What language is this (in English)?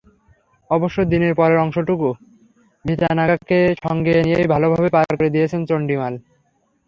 Bangla